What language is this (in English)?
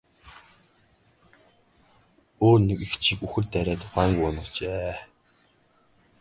Mongolian